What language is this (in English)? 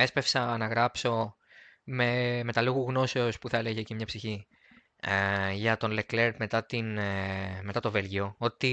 Greek